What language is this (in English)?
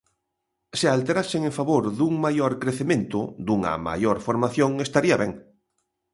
Galician